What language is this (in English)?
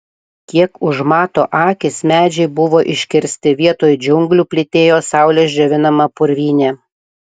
Lithuanian